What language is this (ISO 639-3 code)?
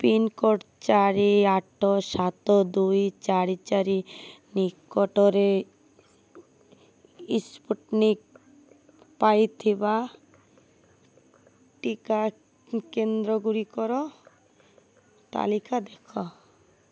ori